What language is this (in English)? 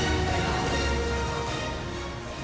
Indonesian